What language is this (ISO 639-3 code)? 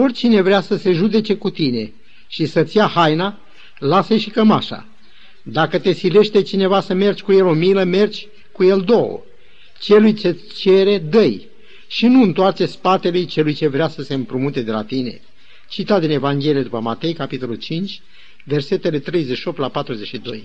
ron